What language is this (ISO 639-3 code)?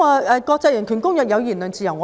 yue